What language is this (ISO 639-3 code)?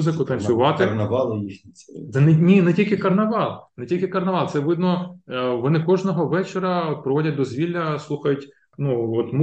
ukr